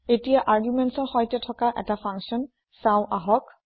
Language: Assamese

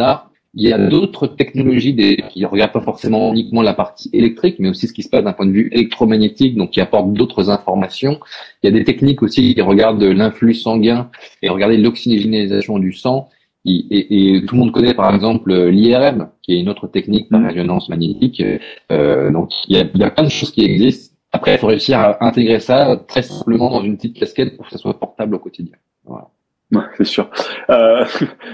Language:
French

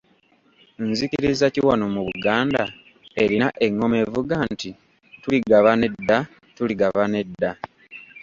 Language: Ganda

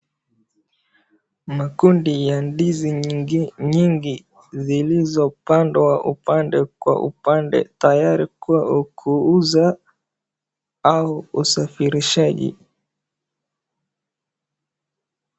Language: Swahili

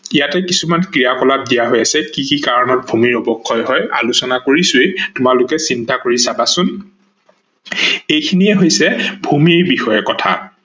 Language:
Assamese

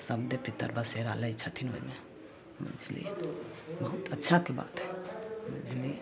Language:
Maithili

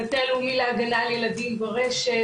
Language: Hebrew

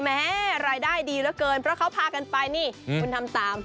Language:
Thai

